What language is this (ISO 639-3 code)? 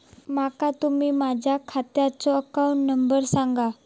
mar